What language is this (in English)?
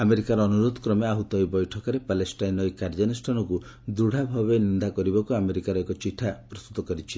Odia